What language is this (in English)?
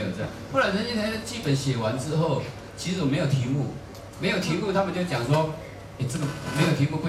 Chinese